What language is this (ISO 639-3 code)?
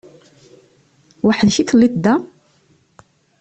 kab